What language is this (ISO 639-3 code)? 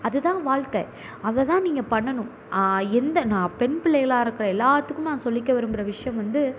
tam